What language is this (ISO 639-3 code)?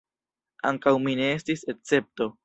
epo